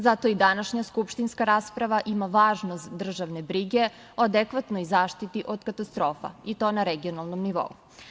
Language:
Serbian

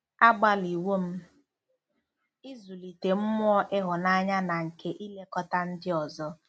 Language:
Igbo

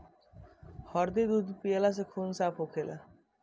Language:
Bhojpuri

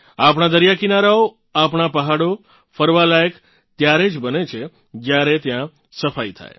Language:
Gujarati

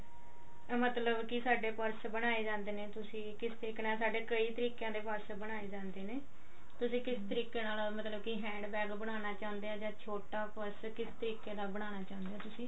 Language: Punjabi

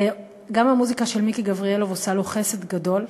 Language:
Hebrew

